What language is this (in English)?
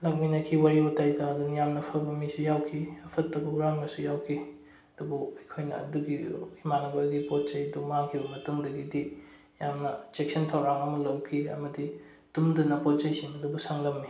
Manipuri